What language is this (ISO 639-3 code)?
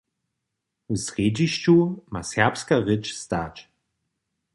hsb